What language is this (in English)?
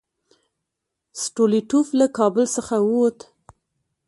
Pashto